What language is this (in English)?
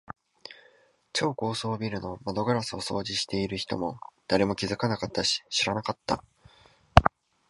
Japanese